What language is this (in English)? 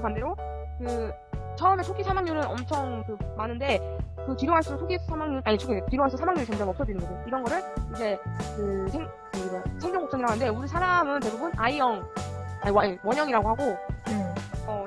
Korean